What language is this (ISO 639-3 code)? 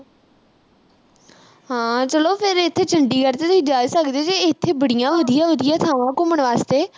pan